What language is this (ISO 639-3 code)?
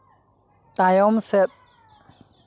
sat